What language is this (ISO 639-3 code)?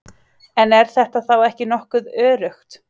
isl